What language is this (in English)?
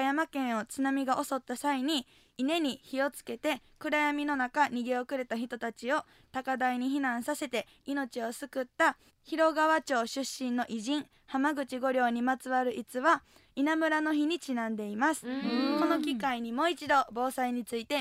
Japanese